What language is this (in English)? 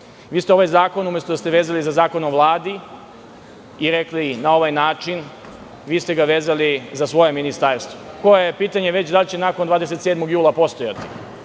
Serbian